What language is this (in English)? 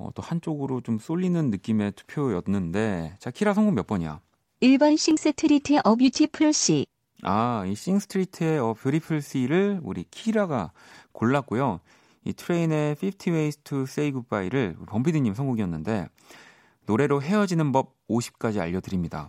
Korean